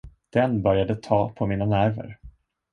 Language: Swedish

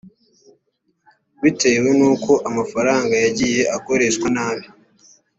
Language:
Kinyarwanda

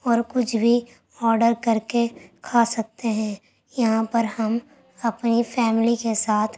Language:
Urdu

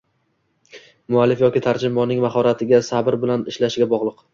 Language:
Uzbek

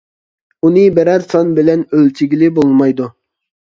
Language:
Uyghur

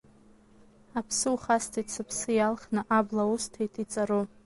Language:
Abkhazian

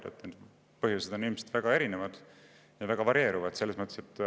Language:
Estonian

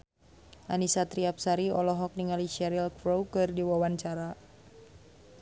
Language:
Sundanese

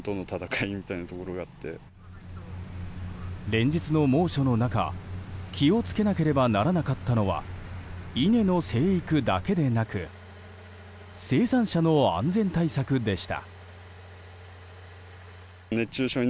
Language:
Japanese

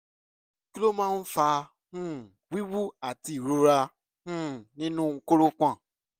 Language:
Yoruba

